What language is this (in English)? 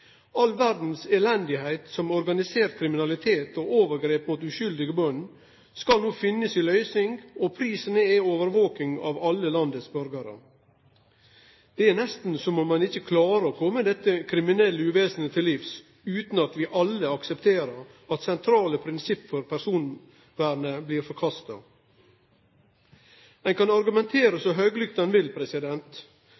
Norwegian Nynorsk